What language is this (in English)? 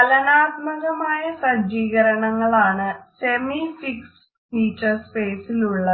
Malayalam